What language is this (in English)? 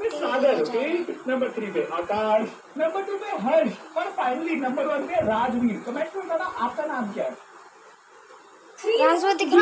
Hindi